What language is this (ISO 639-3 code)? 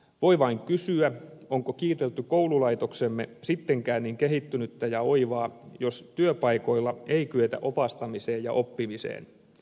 fin